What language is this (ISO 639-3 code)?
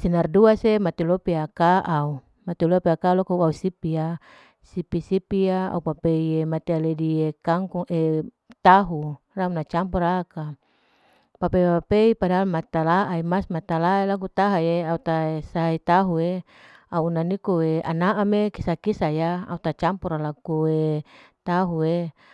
alo